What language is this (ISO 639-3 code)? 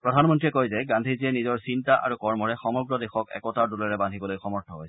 asm